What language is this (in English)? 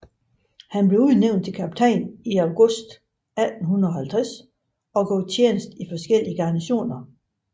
Danish